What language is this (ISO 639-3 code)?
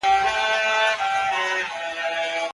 pus